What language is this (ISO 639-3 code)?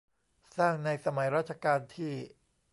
tha